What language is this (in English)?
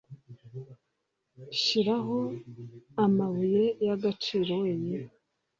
Kinyarwanda